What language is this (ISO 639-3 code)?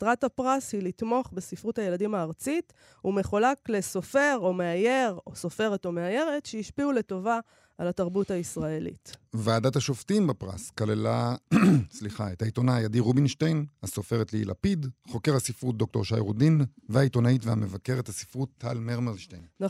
heb